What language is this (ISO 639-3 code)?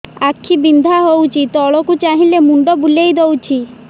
ori